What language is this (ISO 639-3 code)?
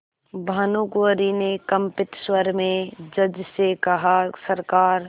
hin